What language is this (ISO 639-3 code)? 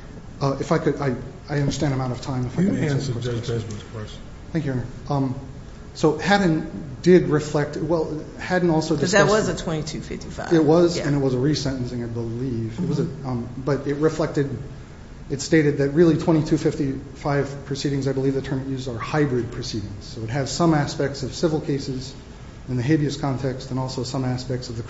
eng